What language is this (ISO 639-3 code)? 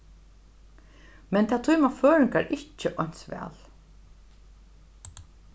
fao